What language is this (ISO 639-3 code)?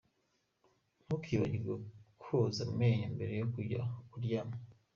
kin